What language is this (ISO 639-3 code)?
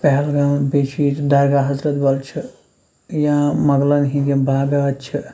kas